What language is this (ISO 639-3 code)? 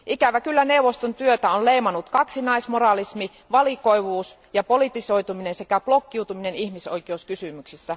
fin